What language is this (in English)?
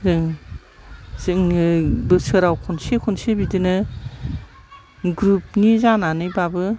Bodo